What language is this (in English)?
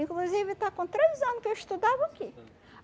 Portuguese